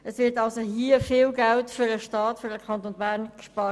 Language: Swiss German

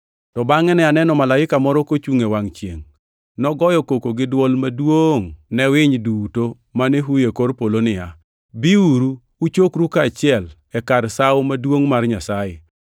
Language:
Luo (Kenya and Tanzania)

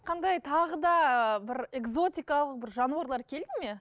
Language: Kazakh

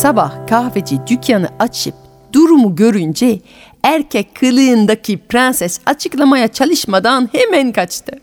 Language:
Turkish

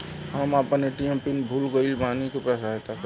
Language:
Bhojpuri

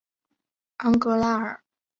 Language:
Chinese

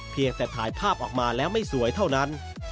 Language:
Thai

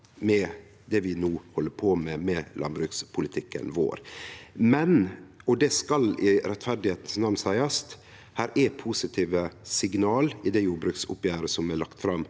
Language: Norwegian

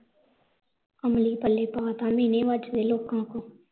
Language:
Punjabi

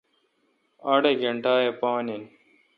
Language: Kalkoti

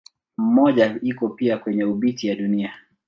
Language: Swahili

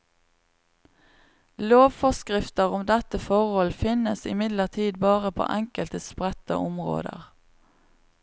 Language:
Norwegian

